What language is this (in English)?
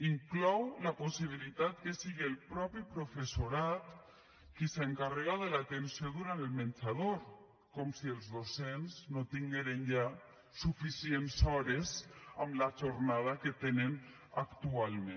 Catalan